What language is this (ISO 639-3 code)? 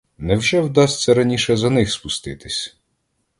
ukr